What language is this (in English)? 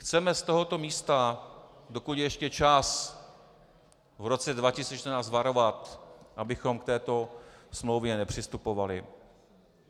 Czech